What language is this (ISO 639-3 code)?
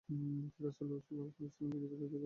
ben